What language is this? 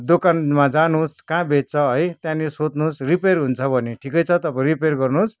Nepali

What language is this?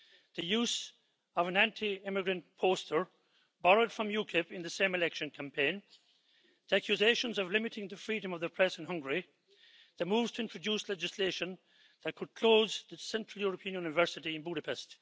English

